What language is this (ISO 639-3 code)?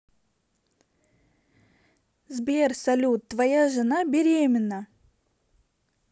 rus